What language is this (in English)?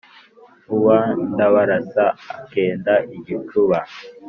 Kinyarwanda